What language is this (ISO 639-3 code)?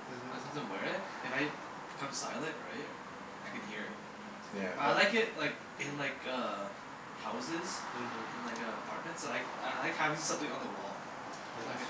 eng